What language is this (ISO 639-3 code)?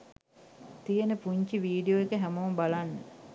sin